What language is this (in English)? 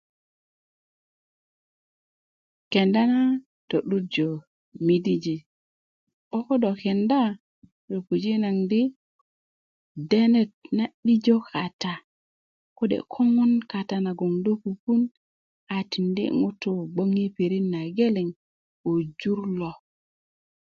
Kuku